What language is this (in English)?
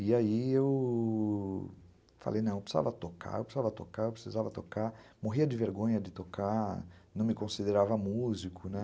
Portuguese